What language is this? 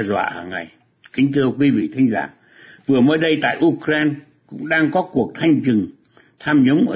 Vietnamese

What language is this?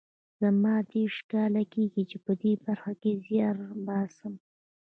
Pashto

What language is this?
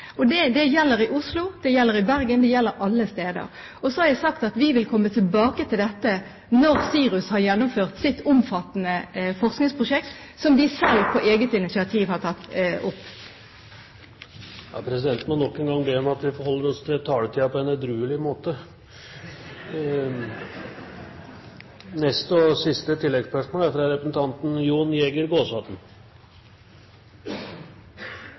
Norwegian Bokmål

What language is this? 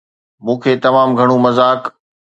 Sindhi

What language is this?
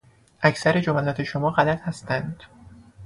Persian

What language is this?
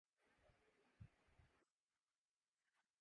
Urdu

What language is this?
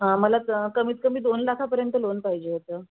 Marathi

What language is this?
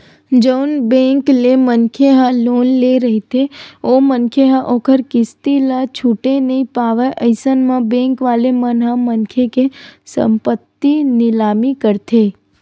Chhattisgarhi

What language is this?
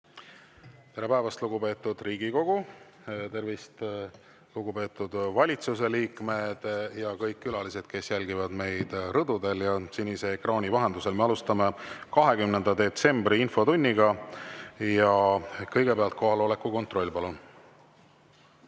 Estonian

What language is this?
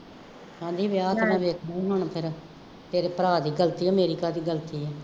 Punjabi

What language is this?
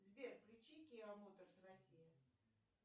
Russian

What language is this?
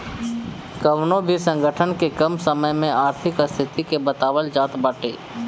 Bhojpuri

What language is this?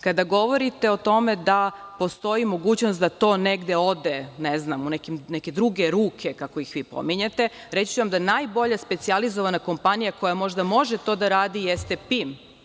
Serbian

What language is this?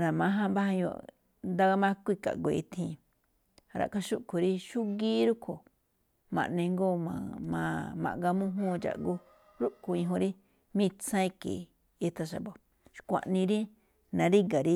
Malinaltepec Me'phaa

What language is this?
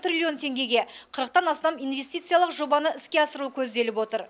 Kazakh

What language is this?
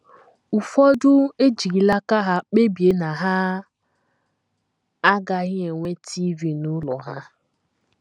Igbo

